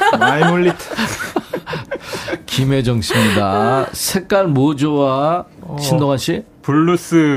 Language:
Korean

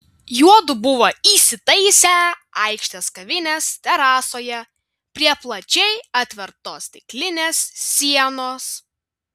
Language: Lithuanian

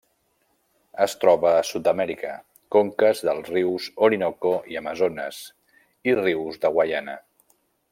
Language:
Catalan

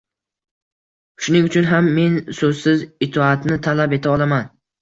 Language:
Uzbek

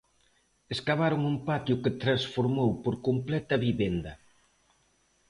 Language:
Galician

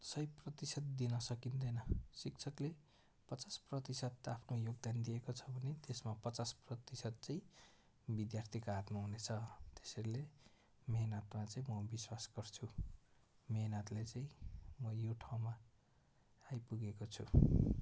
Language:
Nepali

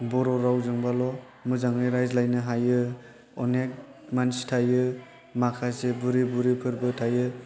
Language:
Bodo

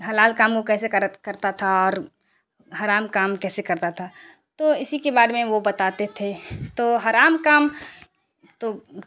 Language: Urdu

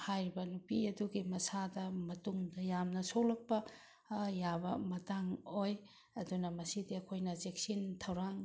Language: Manipuri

